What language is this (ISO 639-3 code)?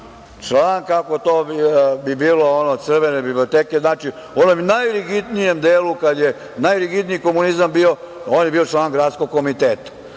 srp